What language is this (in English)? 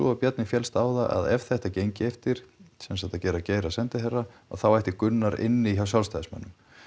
Icelandic